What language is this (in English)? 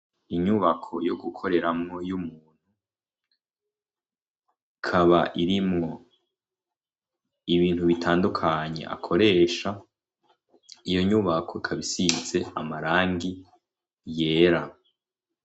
Rundi